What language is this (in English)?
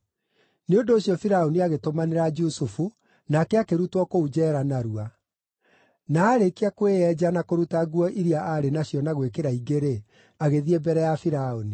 Kikuyu